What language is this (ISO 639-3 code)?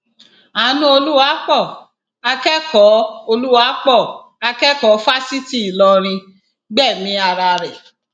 yor